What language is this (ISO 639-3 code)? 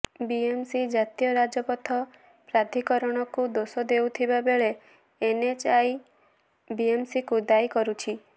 ori